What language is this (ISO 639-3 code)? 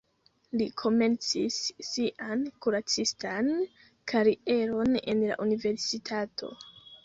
epo